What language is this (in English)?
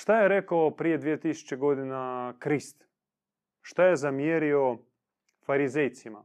Croatian